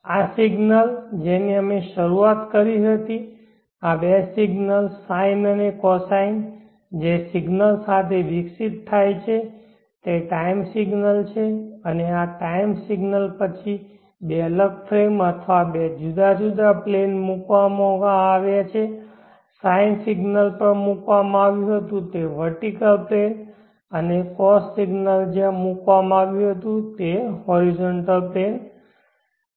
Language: Gujarati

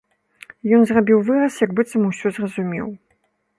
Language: Belarusian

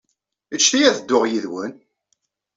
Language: Kabyle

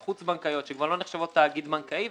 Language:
Hebrew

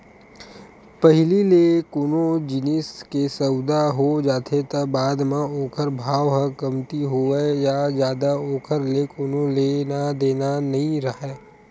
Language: Chhattisgarhi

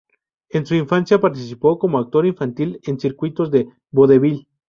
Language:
Spanish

